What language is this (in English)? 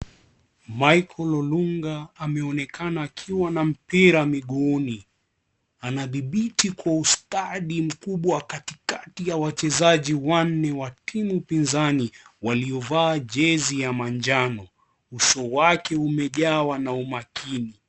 Swahili